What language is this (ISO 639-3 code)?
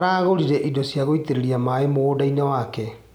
kik